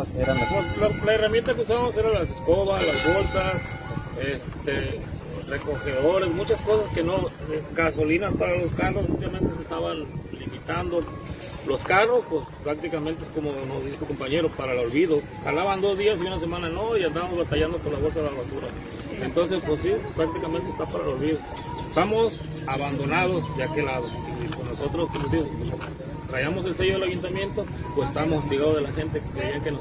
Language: Spanish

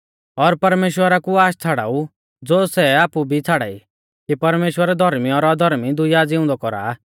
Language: Mahasu Pahari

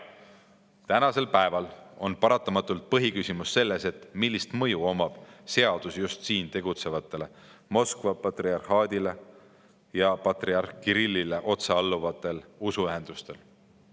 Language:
Estonian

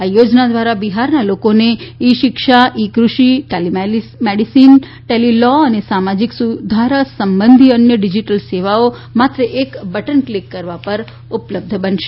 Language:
Gujarati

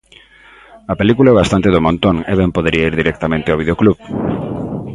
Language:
Galician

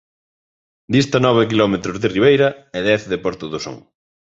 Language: Galician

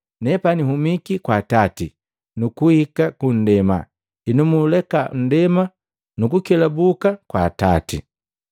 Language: Matengo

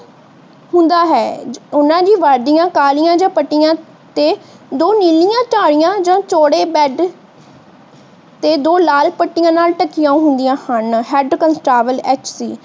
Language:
Punjabi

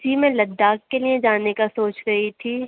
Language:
Urdu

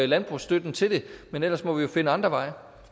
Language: Danish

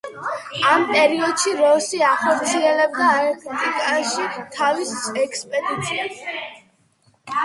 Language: Georgian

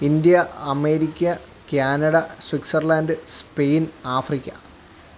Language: Malayalam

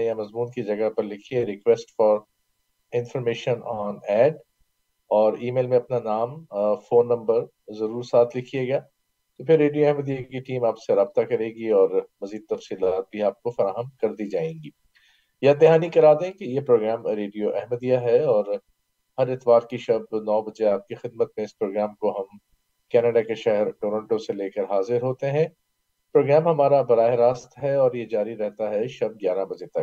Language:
Urdu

